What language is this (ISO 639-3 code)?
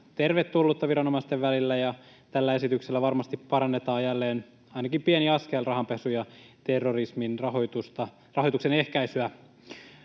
fin